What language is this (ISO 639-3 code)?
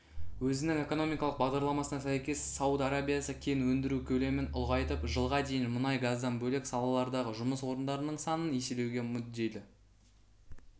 kaz